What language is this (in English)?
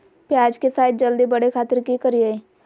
Magahi